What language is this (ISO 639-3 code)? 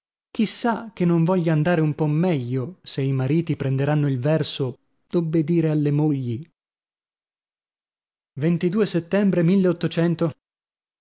ita